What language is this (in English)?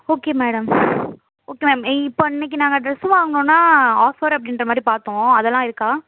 Tamil